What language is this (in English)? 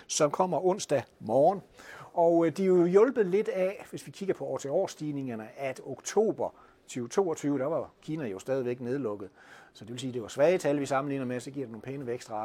Danish